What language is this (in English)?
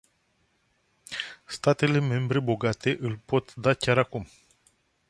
Romanian